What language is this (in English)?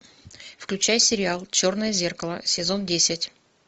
Russian